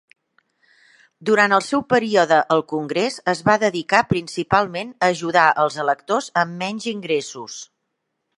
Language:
Catalan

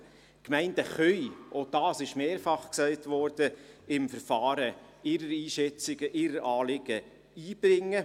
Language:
Swiss German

